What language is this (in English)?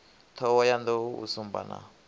Venda